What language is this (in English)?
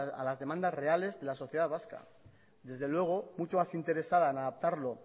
Spanish